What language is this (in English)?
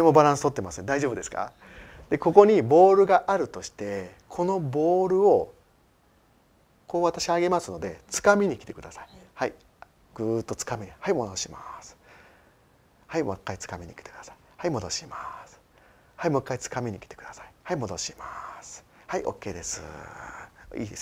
Japanese